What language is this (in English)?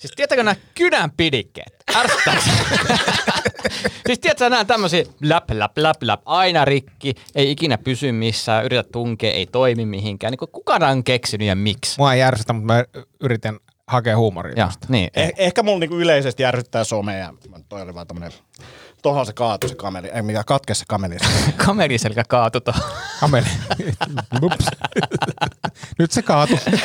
Finnish